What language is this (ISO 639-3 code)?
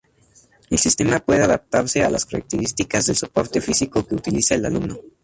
spa